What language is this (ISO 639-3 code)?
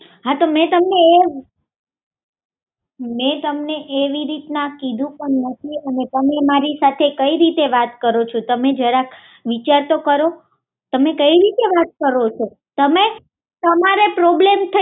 guj